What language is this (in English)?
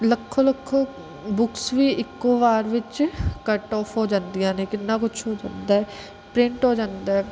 Punjabi